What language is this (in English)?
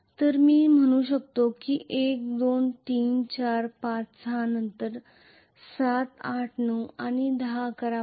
Marathi